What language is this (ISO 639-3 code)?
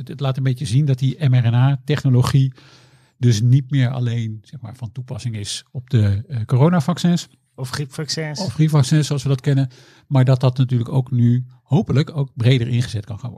nld